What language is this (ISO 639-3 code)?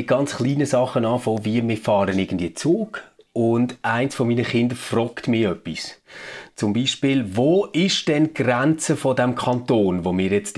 deu